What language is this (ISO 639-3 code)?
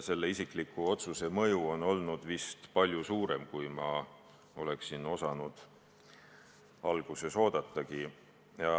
est